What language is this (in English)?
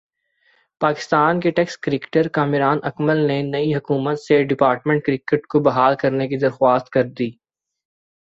Urdu